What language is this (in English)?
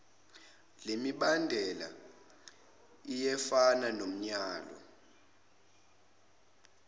Zulu